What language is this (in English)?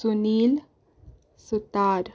Konkani